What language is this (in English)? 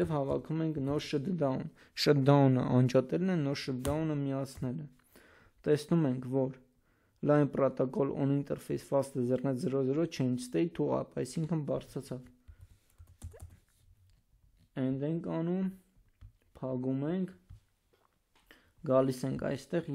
Turkish